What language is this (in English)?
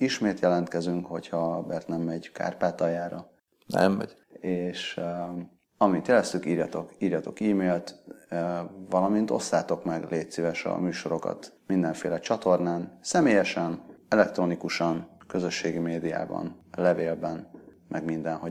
Hungarian